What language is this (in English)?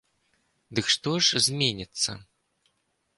Belarusian